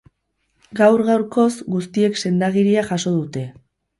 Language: Basque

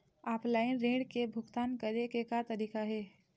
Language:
Chhattisgarhi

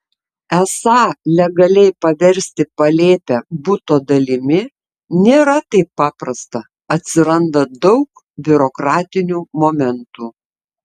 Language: Lithuanian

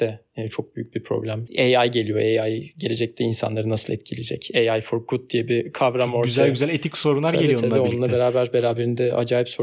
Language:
Turkish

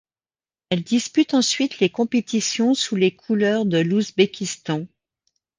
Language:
French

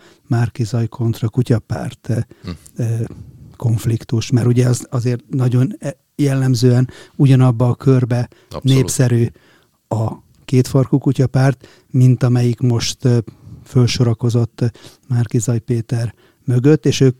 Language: Hungarian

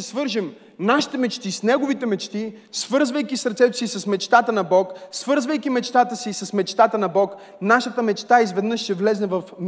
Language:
Bulgarian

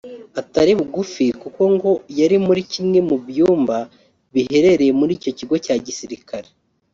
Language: Kinyarwanda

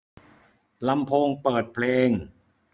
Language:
Thai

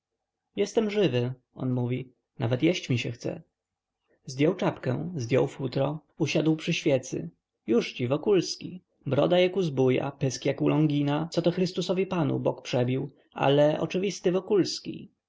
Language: Polish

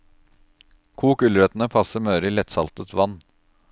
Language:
Norwegian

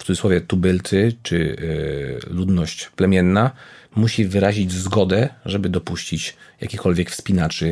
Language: Polish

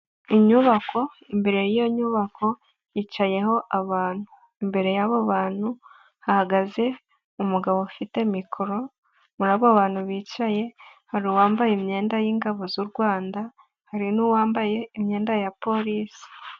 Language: Kinyarwanda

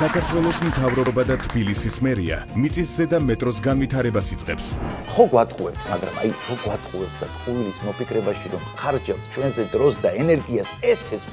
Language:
Romanian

